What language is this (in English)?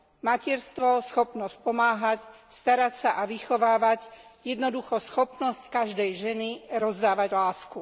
Slovak